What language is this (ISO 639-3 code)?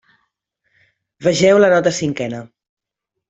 cat